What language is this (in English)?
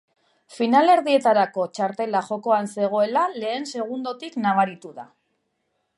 Basque